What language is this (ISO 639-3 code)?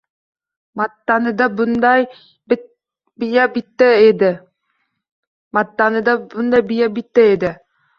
uzb